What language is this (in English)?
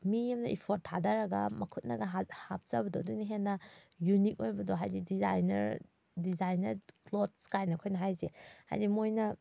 Manipuri